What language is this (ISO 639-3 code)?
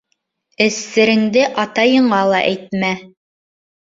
bak